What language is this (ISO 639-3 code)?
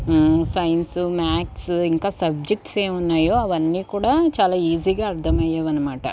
tel